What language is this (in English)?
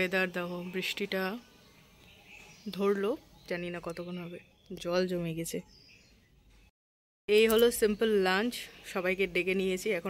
Bangla